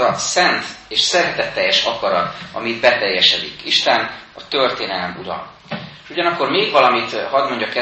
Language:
Hungarian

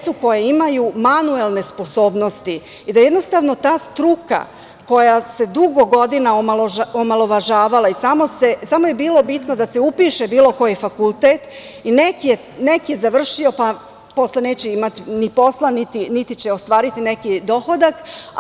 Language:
Serbian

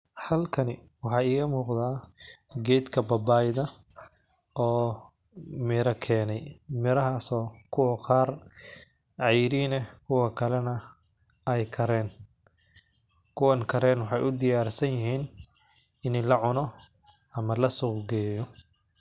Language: Somali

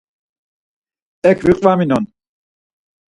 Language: Laz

